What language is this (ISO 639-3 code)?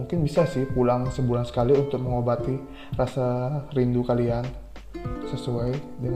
ind